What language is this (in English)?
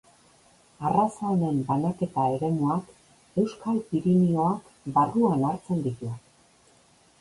Basque